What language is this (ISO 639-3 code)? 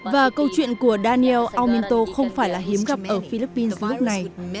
vie